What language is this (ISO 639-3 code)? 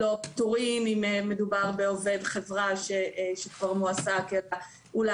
heb